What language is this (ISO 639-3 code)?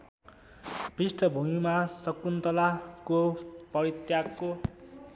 nep